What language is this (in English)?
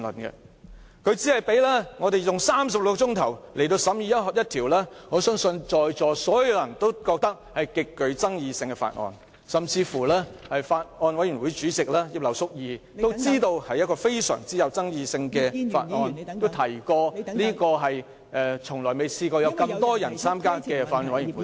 Cantonese